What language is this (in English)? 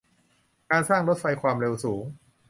Thai